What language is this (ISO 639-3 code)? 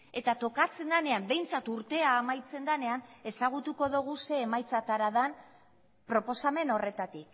eus